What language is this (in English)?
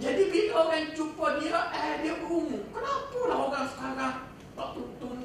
Malay